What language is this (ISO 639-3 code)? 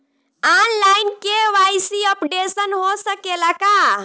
bho